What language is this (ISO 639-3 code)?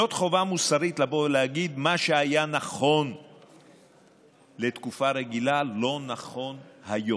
heb